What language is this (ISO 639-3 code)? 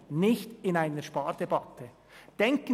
gsw